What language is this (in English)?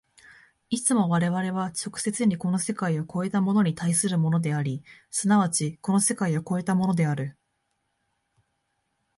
Japanese